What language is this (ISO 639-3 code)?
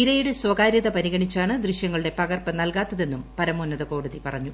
mal